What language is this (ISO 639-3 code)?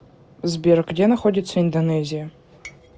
rus